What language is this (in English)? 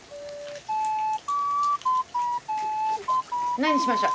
Japanese